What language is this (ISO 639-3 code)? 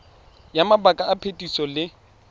tsn